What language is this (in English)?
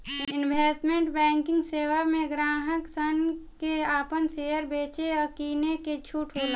Bhojpuri